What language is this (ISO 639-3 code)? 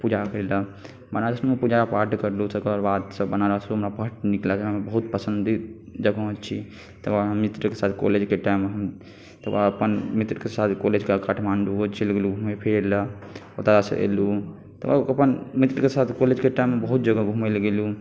mai